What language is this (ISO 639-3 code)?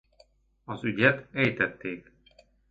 hun